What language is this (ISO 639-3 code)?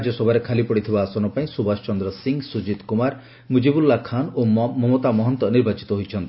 ori